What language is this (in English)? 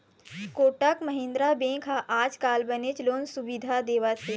Chhattisgarhi